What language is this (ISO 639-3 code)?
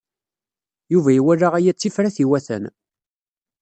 kab